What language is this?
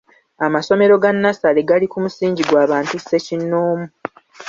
Ganda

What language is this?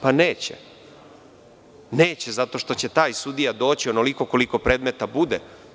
Serbian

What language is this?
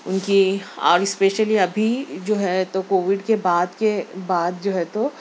Urdu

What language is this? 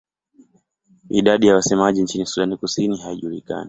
Swahili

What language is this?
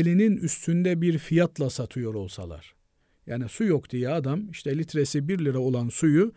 Turkish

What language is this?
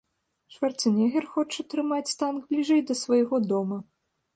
Belarusian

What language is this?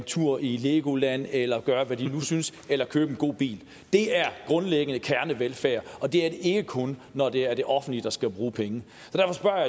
Danish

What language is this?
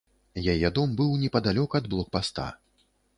Belarusian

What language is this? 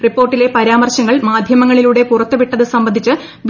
Malayalam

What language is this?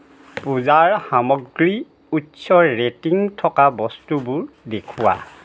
Assamese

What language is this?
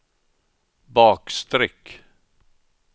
Swedish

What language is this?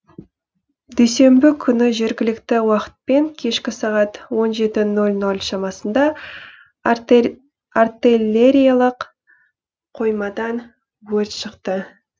Kazakh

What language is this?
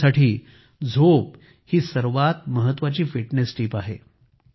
Marathi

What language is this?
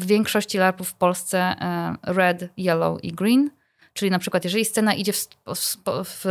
Polish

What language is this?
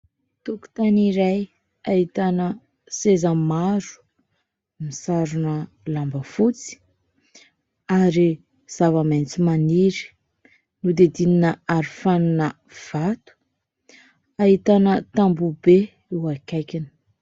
Malagasy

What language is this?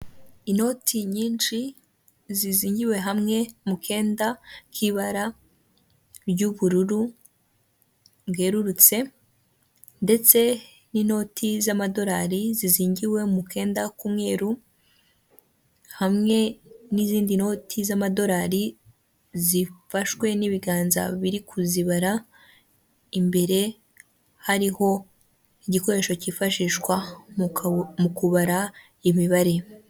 Kinyarwanda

